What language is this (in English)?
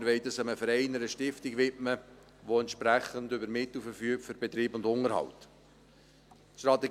Swiss German